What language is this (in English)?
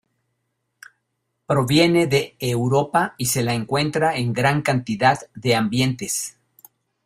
Spanish